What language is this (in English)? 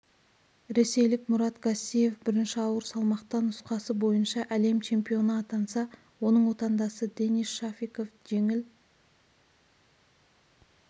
Kazakh